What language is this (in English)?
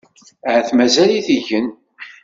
Kabyle